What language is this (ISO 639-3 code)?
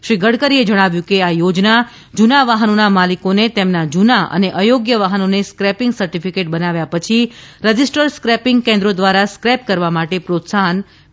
guj